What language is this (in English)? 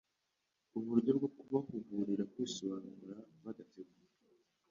Kinyarwanda